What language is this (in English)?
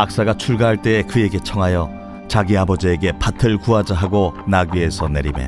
Korean